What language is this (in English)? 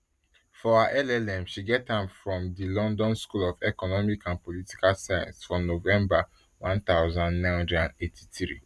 Nigerian Pidgin